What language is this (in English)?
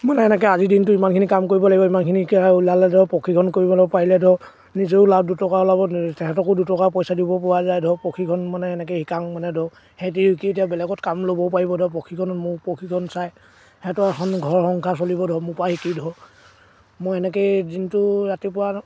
Assamese